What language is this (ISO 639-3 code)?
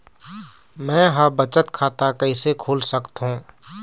hne